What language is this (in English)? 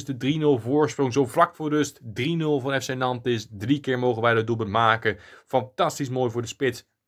Dutch